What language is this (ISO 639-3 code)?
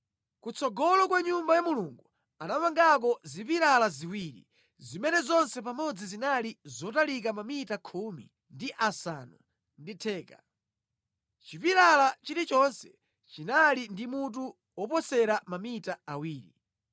nya